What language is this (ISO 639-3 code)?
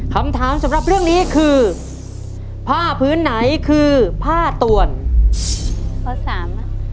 tha